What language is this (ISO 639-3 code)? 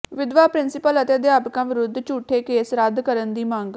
pan